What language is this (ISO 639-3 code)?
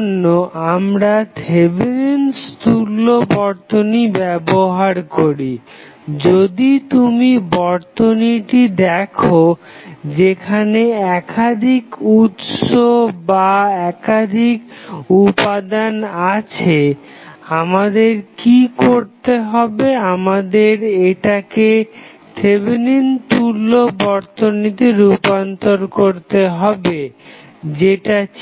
ben